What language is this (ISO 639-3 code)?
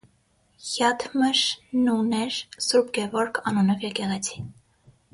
hye